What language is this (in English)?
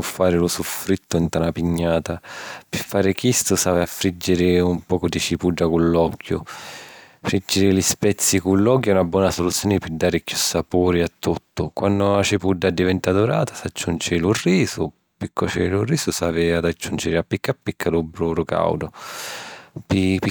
Sicilian